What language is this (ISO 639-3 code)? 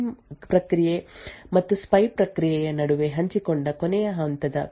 kan